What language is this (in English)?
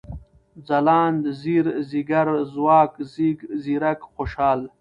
Pashto